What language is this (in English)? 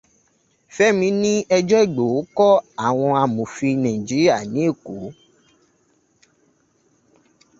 Yoruba